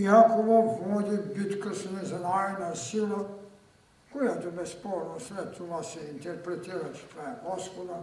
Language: Bulgarian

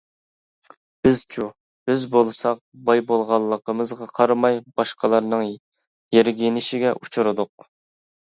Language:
Uyghur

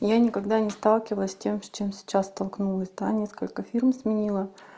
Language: Russian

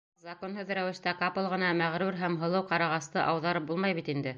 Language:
Bashkir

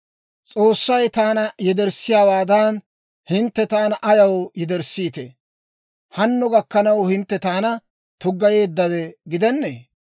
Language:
Dawro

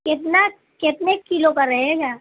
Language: Urdu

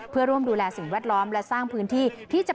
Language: Thai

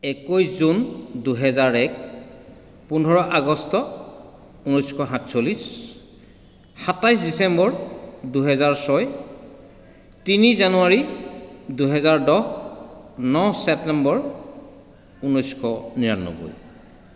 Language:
Assamese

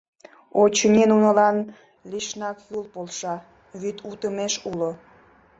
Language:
Mari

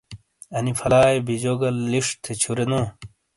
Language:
Shina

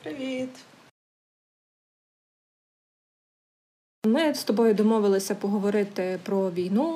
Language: Ukrainian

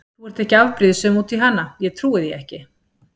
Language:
Icelandic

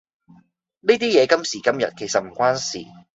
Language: Cantonese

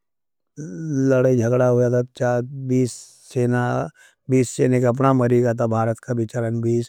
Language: Nimadi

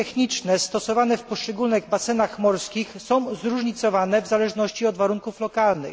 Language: Polish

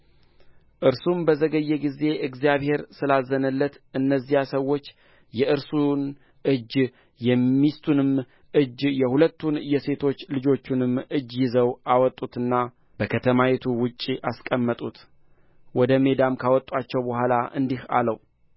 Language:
Amharic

